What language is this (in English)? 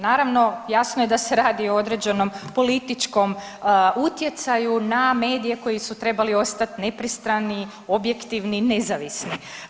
Croatian